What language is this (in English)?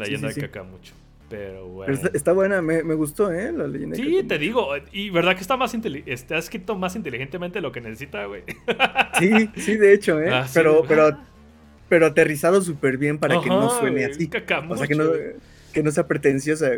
Spanish